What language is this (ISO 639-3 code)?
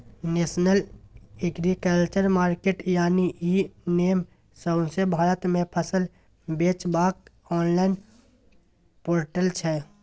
mai